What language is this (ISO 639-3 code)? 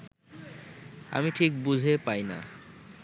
ben